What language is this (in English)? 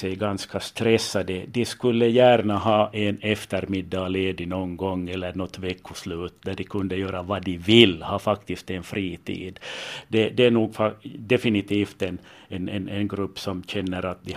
Swedish